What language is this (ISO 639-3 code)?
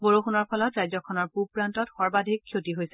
asm